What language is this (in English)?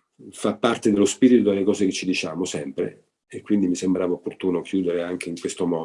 Italian